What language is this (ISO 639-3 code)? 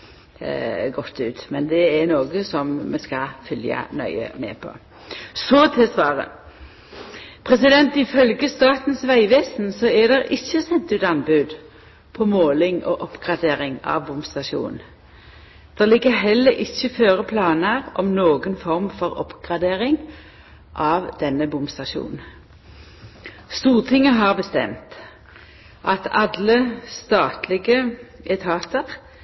nno